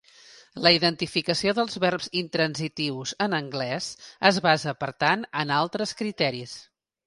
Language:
Catalan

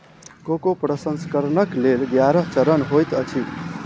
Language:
Maithili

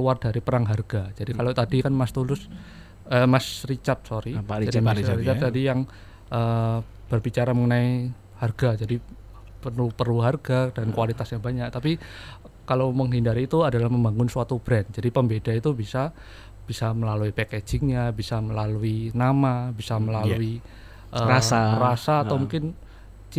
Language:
Indonesian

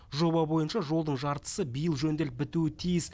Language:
Kazakh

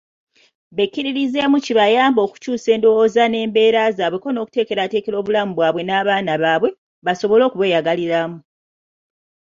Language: Ganda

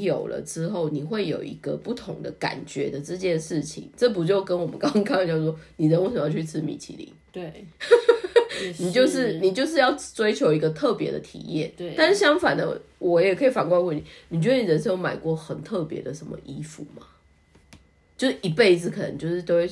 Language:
Chinese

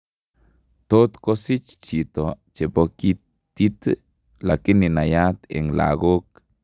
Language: Kalenjin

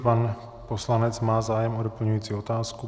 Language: Czech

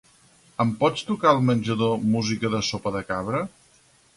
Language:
Catalan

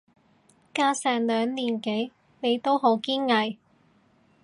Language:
Cantonese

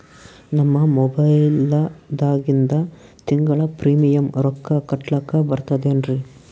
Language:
Kannada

